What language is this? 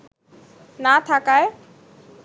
Bangla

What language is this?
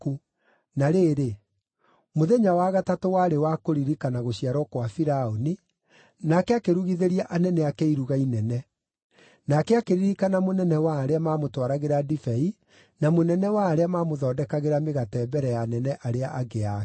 Kikuyu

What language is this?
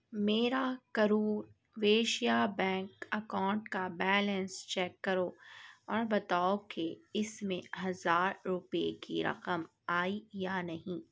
Urdu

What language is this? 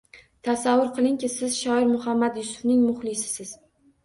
Uzbek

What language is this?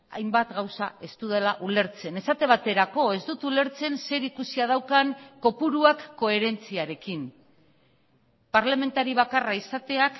Basque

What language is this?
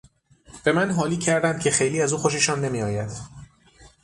Persian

